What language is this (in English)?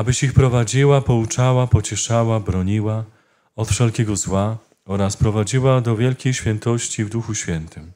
Polish